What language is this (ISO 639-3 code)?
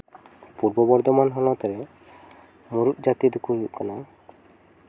sat